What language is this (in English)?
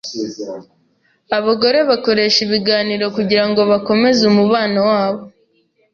Kinyarwanda